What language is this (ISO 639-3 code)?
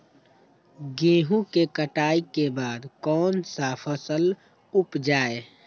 mag